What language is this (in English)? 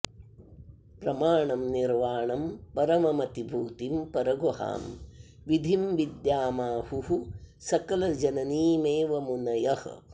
Sanskrit